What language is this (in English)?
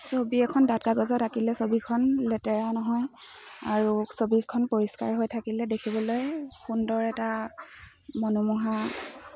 Assamese